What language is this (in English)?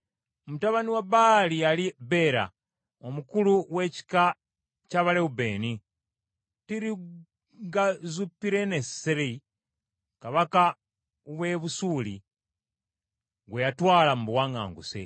Ganda